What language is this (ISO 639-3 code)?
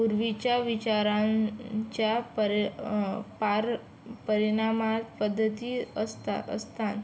mar